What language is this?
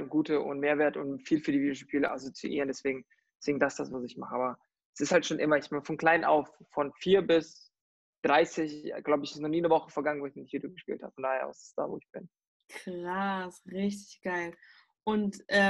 German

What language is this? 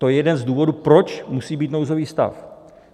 Czech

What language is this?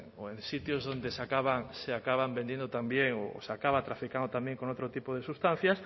Spanish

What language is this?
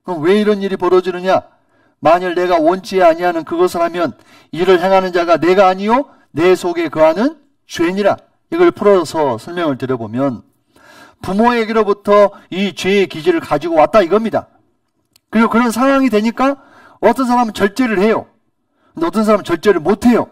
Korean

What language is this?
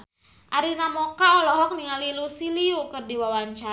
Sundanese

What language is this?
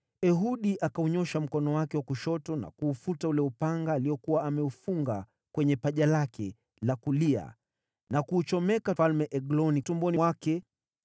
Swahili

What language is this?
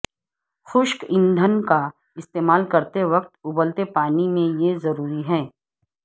Urdu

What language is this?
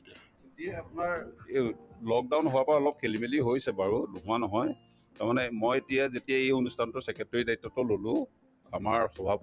Assamese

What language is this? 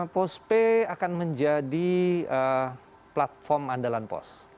Indonesian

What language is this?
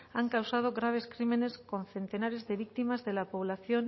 Spanish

